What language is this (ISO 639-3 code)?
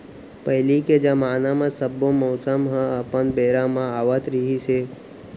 hne